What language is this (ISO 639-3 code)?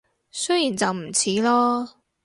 yue